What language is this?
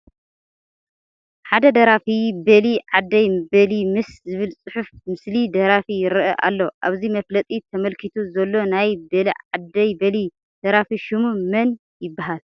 Tigrinya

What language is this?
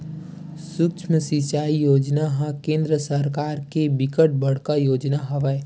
Chhattisgarhi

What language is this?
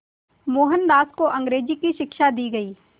Hindi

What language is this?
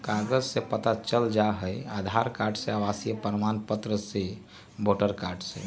Magahi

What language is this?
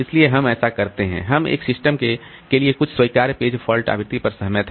Hindi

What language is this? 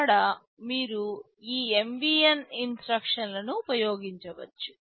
Telugu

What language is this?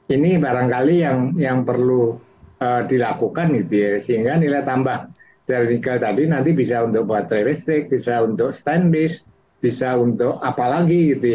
Indonesian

